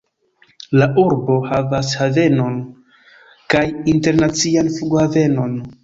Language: Esperanto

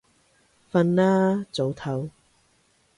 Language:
Cantonese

